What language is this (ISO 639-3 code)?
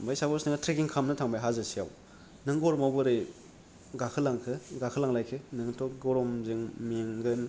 brx